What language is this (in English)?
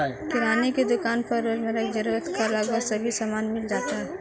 Hindi